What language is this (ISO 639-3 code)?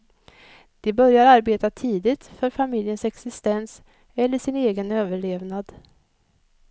swe